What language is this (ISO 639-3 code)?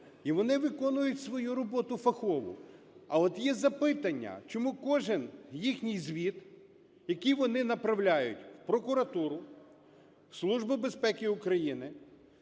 ukr